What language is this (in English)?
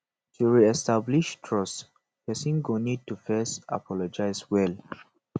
Nigerian Pidgin